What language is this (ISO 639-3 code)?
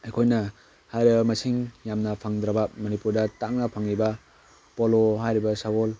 mni